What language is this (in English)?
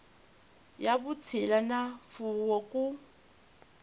Tsonga